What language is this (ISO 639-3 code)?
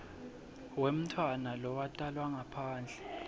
ssw